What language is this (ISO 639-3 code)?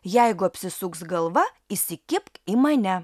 lit